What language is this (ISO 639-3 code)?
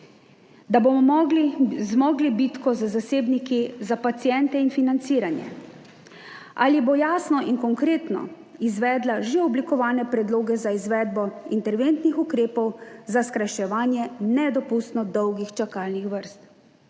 slv